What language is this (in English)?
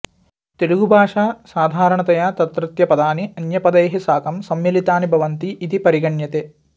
Sanskrit